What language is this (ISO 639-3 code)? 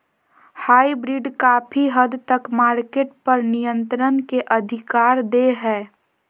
mag